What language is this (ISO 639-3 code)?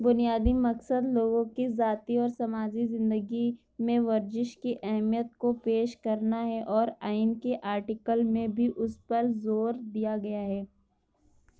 urd